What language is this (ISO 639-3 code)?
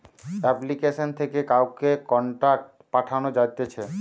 ben